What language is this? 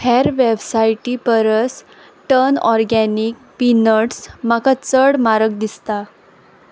Konkani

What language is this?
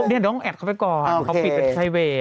Thai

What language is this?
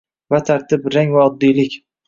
Uzbek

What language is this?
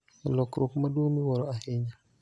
Luo (Kenya and Tanzania)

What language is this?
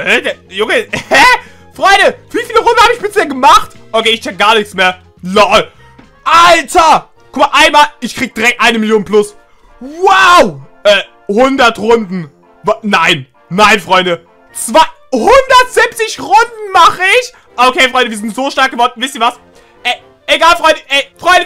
German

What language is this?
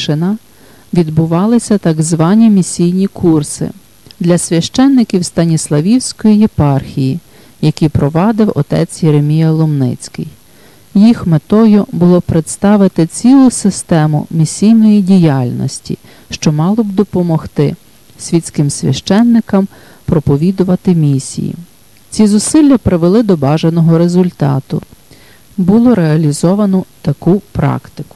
Ukrainian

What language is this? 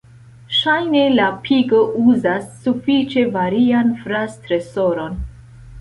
Esperanto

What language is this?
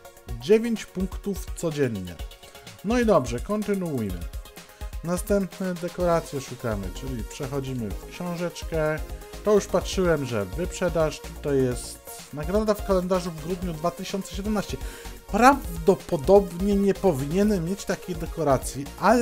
Polish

